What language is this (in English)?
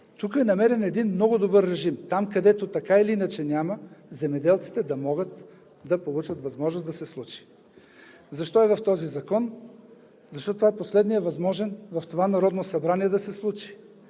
Bulgarian